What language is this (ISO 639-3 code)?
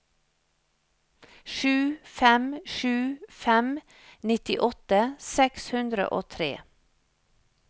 nor